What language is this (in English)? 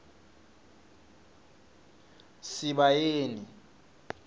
Swati